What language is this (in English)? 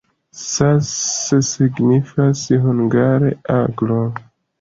Esperanto